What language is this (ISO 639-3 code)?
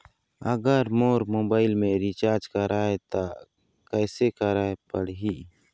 hne